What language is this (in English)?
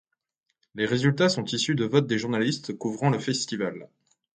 French